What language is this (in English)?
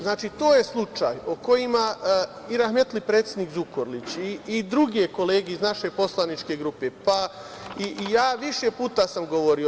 Serbian